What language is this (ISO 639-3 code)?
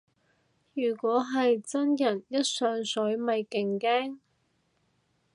yue